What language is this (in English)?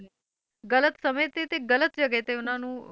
Punjabi